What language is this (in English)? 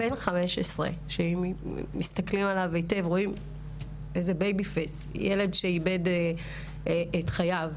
Hebrew